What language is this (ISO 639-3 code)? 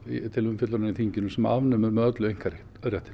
isl